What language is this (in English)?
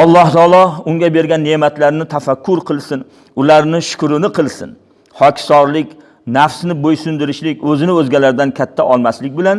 Uzbek